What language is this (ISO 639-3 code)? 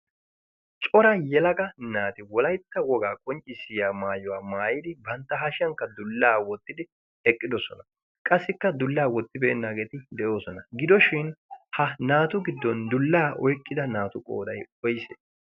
wal